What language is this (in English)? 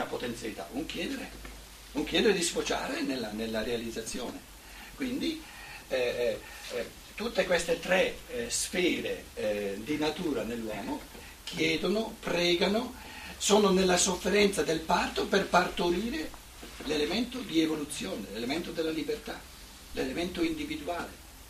Italian